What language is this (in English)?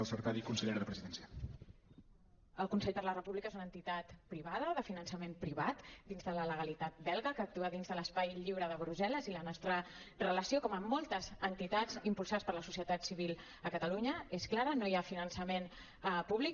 Catalan